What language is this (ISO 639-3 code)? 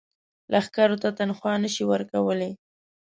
pus